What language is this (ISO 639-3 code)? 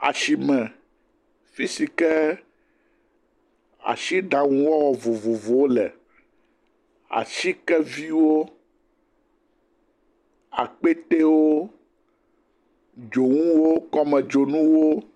ewe